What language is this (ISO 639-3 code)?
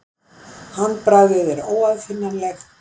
isl